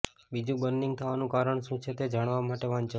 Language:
Gujarati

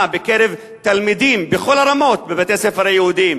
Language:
Hebrew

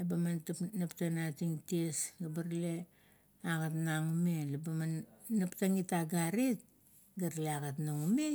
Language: Kuot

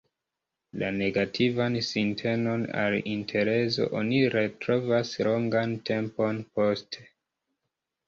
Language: Esperanto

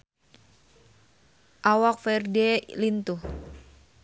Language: Sundanese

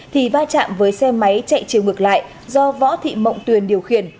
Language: Vietnamese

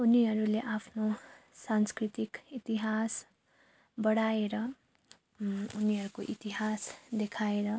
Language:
Nepali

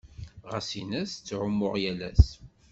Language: Kabyle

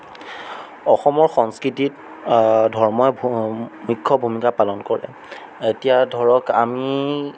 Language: Assamese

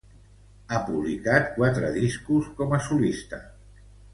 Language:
Catalan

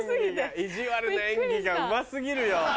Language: Japanese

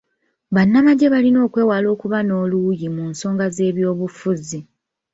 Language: Ganda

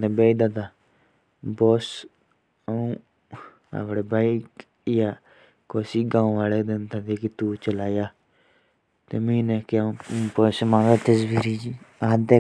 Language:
Jaunsari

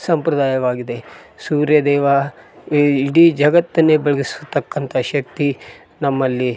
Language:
Kannada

